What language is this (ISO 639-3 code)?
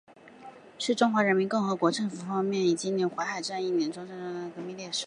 zho